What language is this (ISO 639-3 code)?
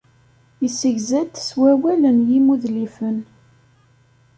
kab